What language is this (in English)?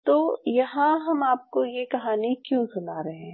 Hindi